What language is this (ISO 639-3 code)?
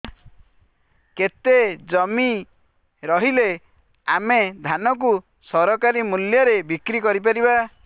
ori